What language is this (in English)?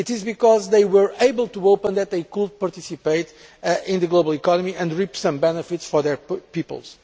English